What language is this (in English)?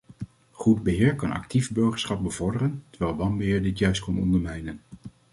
Dutch